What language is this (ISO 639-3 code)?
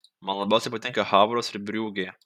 lit